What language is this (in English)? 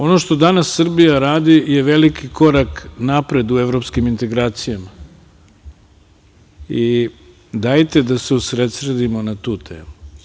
Serbian